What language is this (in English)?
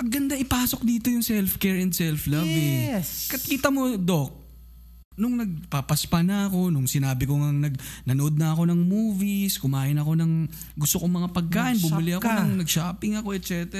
Filipino